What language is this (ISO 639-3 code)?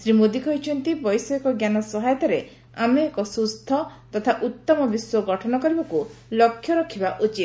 ori